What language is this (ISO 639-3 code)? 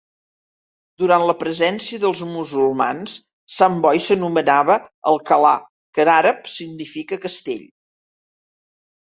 cat